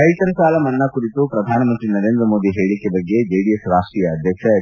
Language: Kannada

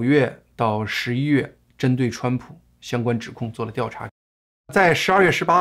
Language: Chinese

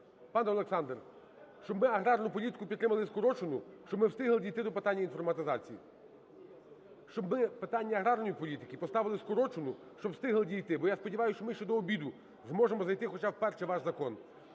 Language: Ukrainian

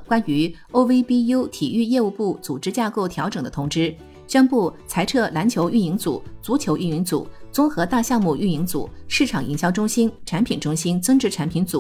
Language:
Chinese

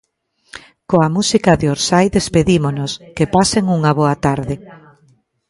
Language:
Galician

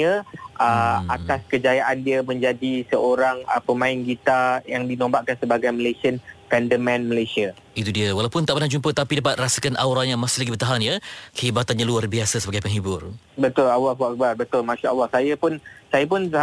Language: Malay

